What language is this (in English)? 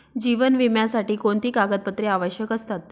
Marathi